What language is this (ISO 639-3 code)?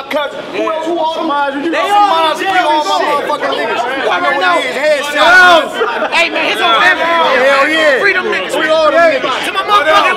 eng